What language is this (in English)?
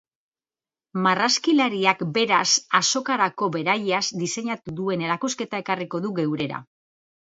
Basque